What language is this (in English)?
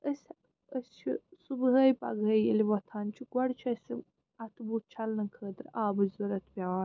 Kashmiri